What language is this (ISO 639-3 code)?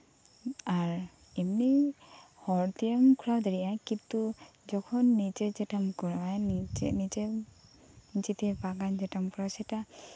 sat